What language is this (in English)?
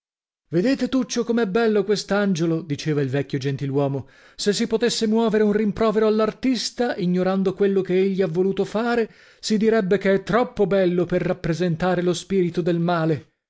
Italian